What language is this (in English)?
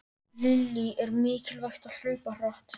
Icelandic